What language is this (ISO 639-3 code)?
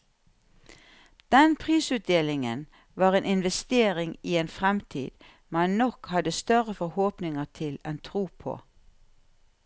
nor